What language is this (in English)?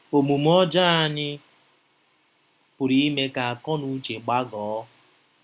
Igbo